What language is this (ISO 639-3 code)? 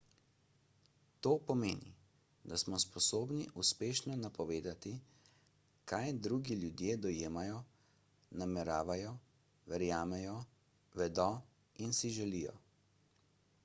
slv